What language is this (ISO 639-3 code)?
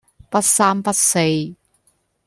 yue